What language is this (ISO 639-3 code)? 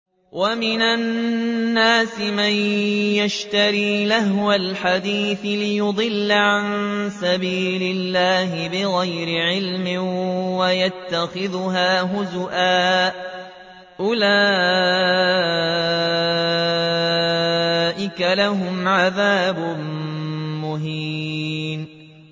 ara